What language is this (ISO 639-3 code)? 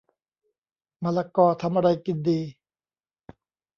tha